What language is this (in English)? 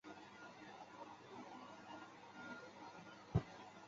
Chinese